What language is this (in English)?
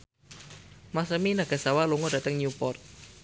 Javanese